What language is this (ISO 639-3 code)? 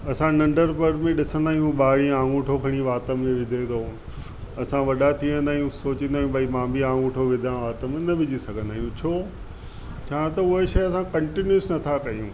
snd